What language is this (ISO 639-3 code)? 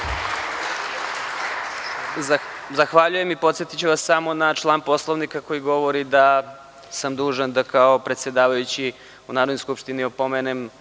srp